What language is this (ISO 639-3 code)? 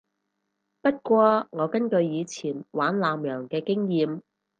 yue